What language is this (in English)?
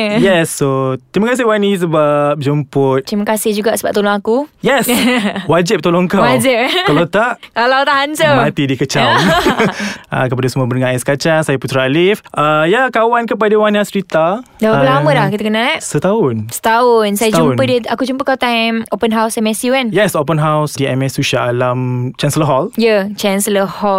Malay